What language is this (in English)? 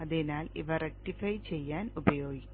Malayalam